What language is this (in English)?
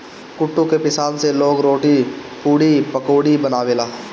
Bhojpuri